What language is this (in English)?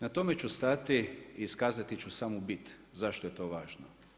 Croatian